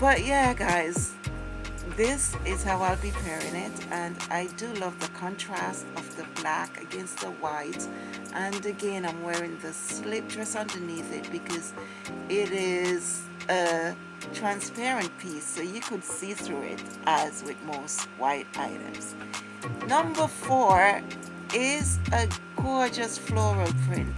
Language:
English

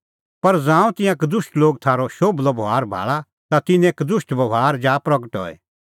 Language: Kullu Pahari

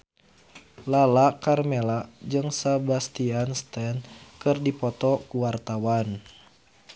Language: Sundanese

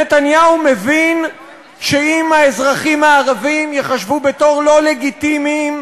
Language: Hebrew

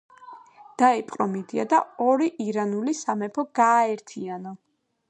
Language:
Georgian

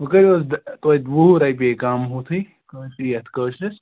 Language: Kashmiri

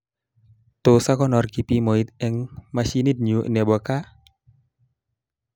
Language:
Kalenjin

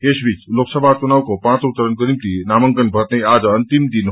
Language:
Nepali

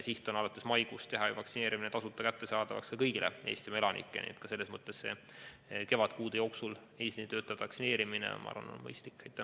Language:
Estonian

